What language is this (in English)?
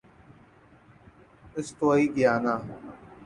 Urdu